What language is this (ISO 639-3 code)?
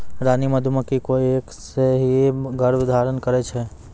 mai